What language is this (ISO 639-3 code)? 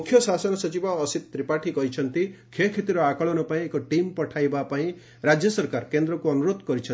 ori